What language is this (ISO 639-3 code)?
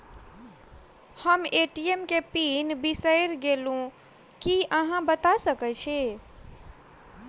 mai